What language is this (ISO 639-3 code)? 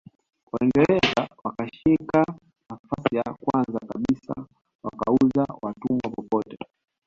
swa